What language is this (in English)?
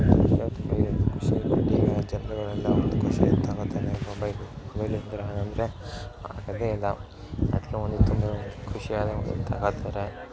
Kannada